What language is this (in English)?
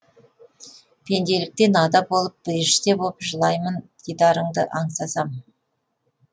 Kazakh